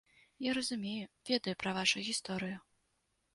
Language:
Belarusian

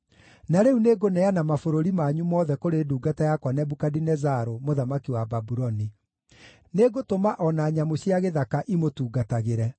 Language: Kikuyu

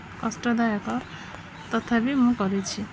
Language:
Odia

